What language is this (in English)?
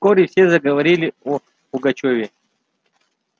Russian